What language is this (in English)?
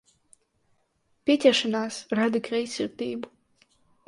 Latvian